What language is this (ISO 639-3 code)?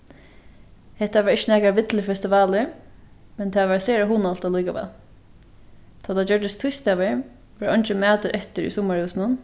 fao